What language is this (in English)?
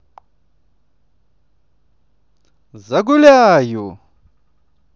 Russian